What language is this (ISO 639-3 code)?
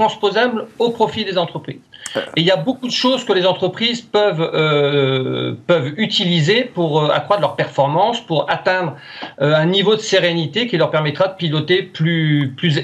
fra